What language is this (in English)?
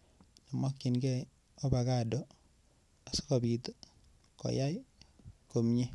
Kalenjin